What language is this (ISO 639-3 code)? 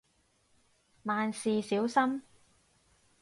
yue